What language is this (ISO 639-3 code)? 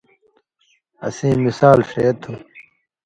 mvy